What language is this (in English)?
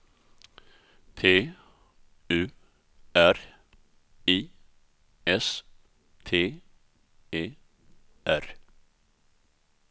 Swedish